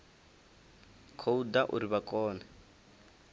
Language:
Venda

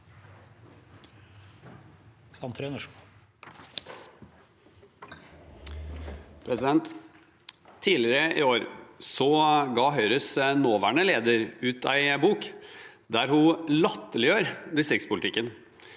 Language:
Norwegian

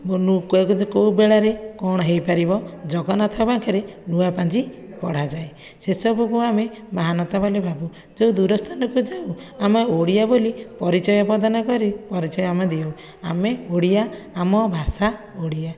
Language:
Odia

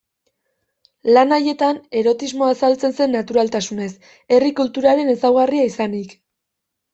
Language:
Basque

